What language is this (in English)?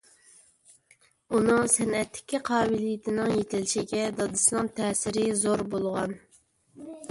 Uyghur